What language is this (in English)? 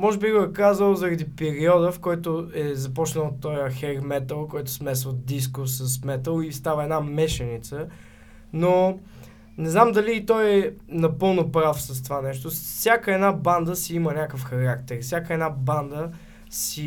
Bulgarian